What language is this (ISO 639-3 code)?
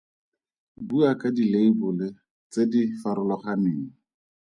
tsn